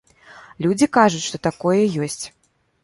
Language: Belarusian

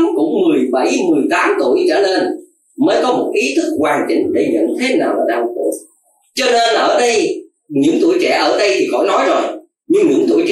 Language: Vietnamese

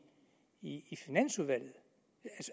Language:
Danish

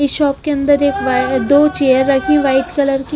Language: Hindi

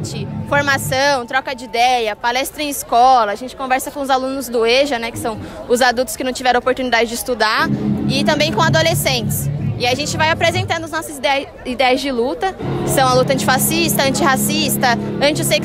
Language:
Portuguese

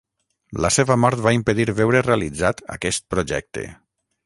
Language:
Catalan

